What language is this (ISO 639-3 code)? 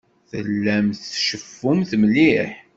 kab